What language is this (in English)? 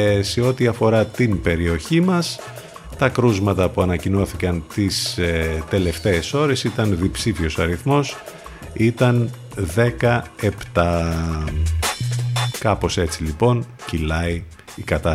Greek